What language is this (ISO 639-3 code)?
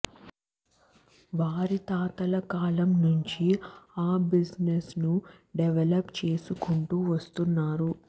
tel